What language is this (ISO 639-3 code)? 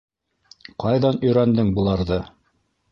bak